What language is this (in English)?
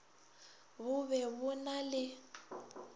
Northern Sotho